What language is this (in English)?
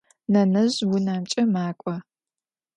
Adyghe